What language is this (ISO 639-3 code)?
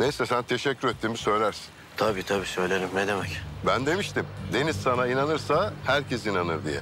tur